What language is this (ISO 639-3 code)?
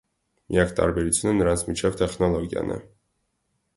hye